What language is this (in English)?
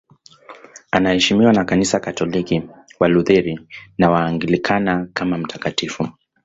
Swahili